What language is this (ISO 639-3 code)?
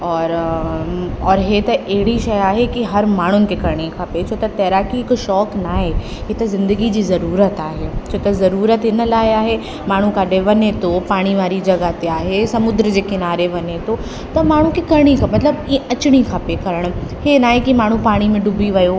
snd